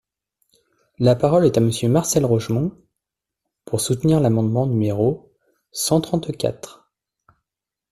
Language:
French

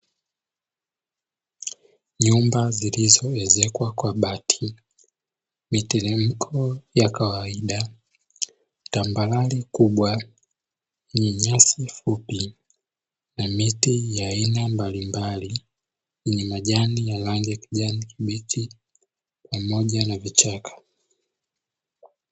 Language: Swahili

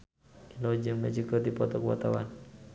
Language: Sundanese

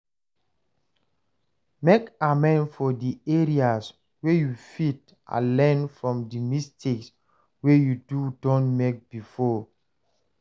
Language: Nigerian Pidgin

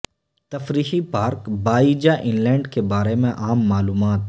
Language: Urdu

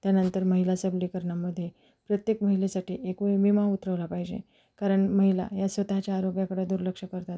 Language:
Marathi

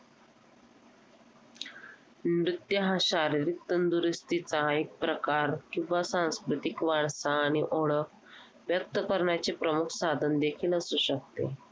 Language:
Marathi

